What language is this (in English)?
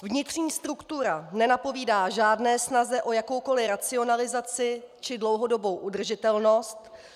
Czech